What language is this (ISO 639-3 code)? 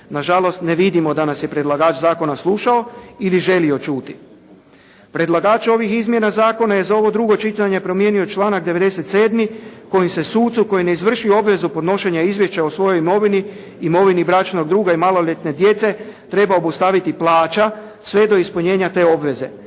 hrv